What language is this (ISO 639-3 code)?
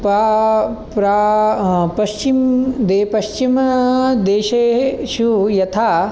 san